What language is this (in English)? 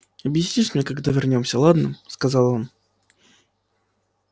Russian